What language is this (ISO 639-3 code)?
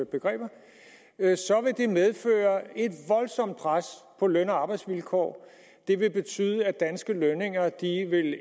dan